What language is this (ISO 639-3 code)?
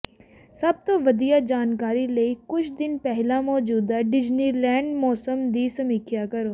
pan